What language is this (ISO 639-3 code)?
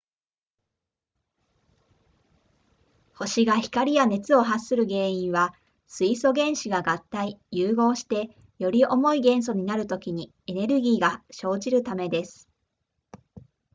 jpn